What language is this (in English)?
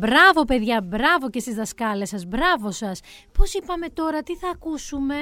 Greek